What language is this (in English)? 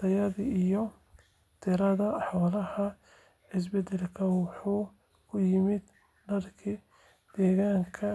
Somali